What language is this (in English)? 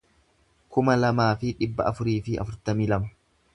Oromo